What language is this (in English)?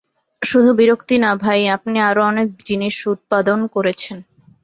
Bangla